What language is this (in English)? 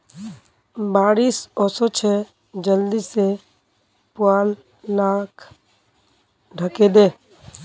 Magahi